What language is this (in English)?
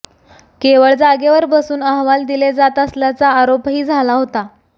Marathi